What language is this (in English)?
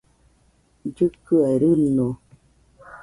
Nüpode Huitoto